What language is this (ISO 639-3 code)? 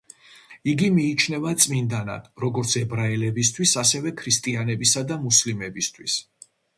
kat